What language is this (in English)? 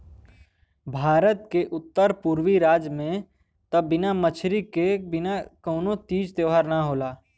Bhojpuri